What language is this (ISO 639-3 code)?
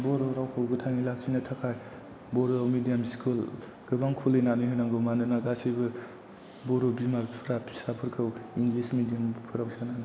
brx